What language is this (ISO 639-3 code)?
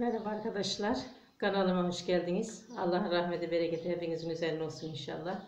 tur